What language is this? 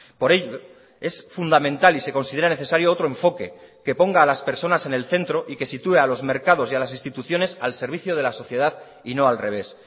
Spanish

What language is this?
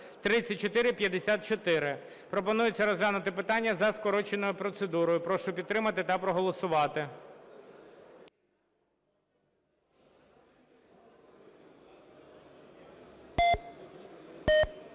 Ukrainian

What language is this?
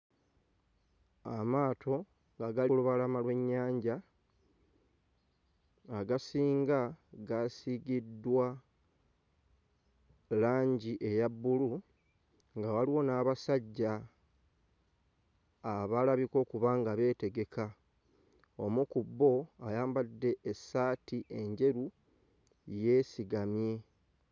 Ganda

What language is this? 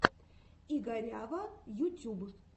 Russian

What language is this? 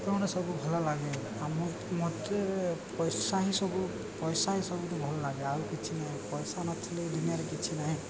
Odia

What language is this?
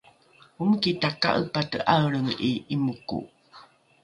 Rukai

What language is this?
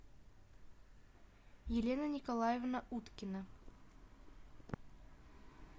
Russian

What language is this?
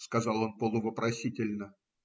Russian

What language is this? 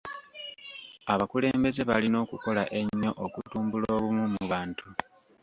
Ganda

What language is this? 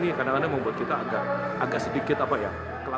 Indonesian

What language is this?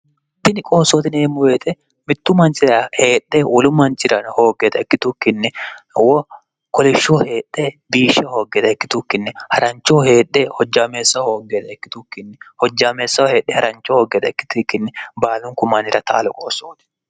Sidamo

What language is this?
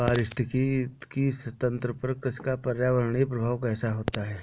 Hindi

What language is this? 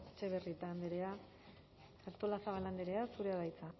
Basque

